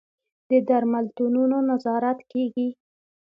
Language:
Pashto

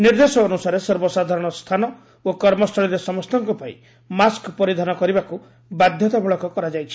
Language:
Odia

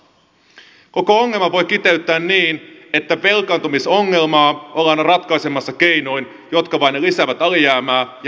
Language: Finnish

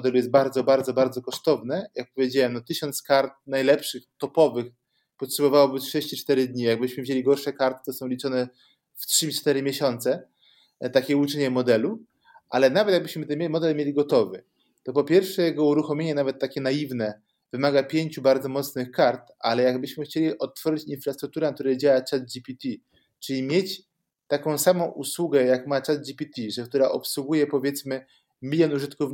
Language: Polish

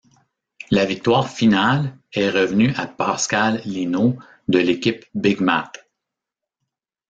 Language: French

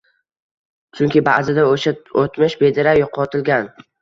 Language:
Uzbek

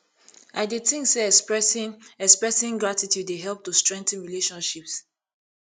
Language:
Nigerian Pidgin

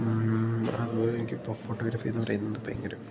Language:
Malayalam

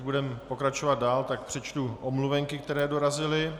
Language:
Czech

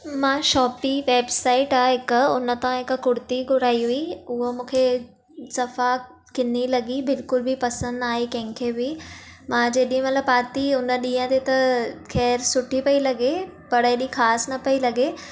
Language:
Sindhi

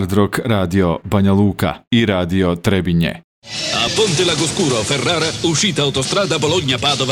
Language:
Croatian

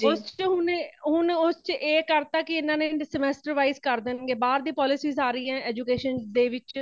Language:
Punjabi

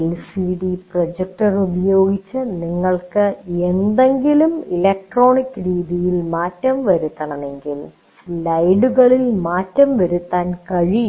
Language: Malayalam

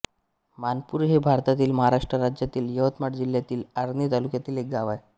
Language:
Marathi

